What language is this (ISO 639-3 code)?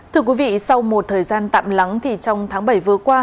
vie